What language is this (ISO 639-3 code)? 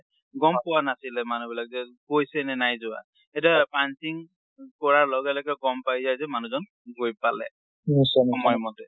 asm